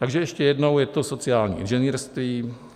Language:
Czech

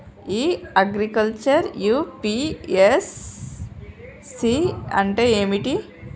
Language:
Telugu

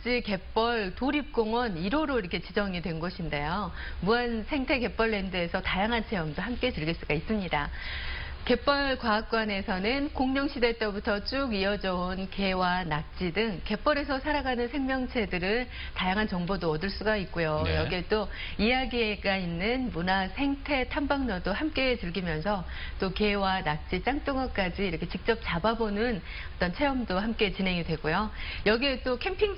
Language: Korean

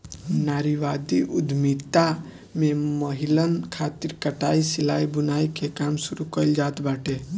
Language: Bhojpuri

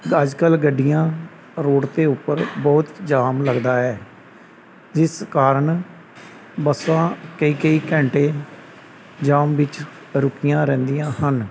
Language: Punjabi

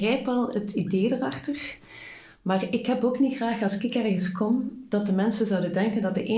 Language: Dutch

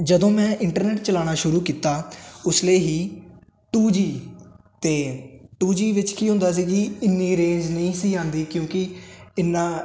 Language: Punjabi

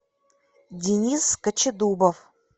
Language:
Russian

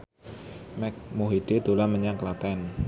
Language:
Javanese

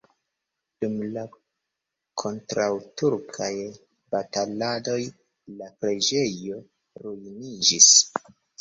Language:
Esperanto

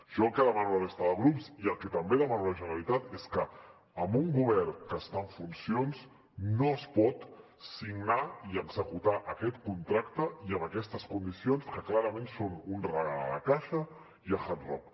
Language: Catalan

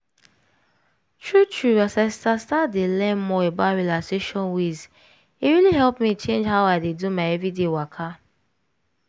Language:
Nigerian Pidgin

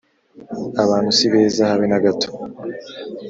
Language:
Kinyarwanda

